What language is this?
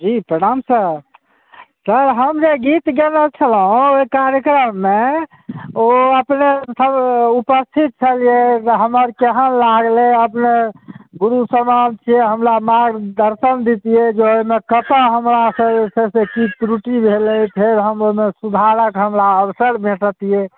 Maithili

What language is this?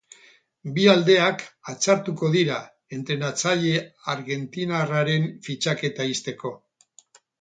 Basque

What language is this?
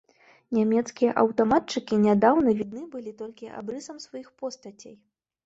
Belarusian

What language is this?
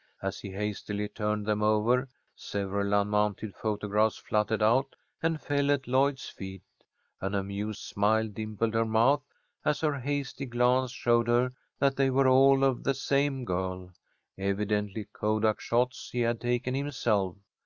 English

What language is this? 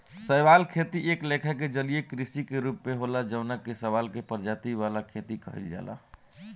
Bhojpuri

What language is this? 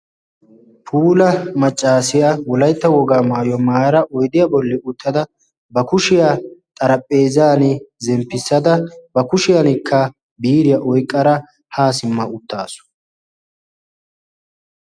Wolaytta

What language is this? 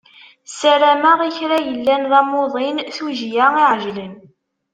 Kabyle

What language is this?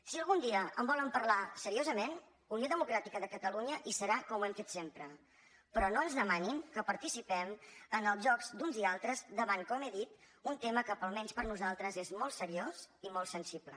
Catalan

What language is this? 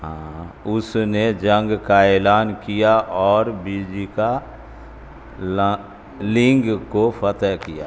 Urdu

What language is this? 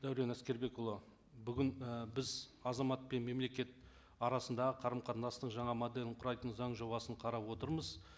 Kazakh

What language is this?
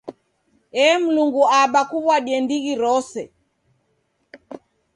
Taita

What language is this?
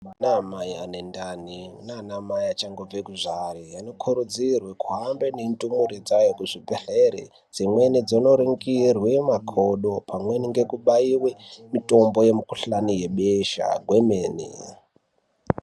Ndau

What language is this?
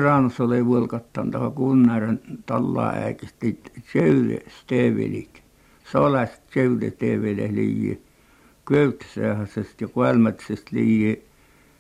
Finnish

